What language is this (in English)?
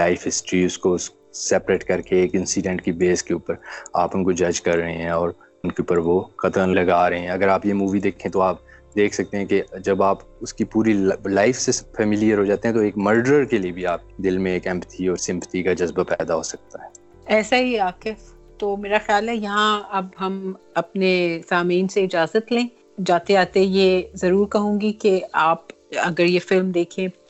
Urdu